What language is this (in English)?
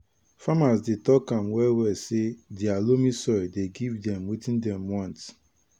Nigerian Pidgin